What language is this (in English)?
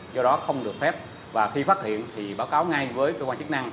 Vietnamese